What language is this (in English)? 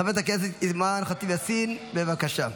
Hebrew